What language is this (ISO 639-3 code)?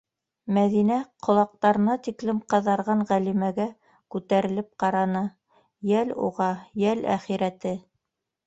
bak